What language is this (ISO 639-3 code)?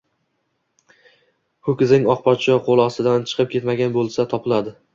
uzb